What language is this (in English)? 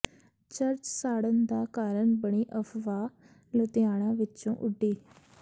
Punjabi